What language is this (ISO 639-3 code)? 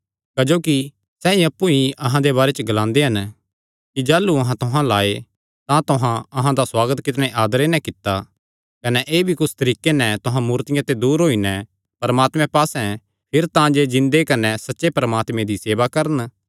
xnr